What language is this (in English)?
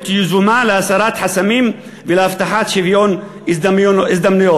Hebrew